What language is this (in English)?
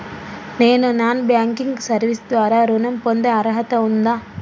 Telugu